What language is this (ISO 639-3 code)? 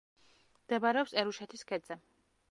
kat